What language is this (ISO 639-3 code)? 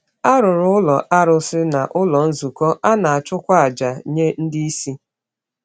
ibo